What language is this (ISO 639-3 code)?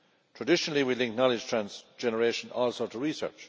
eng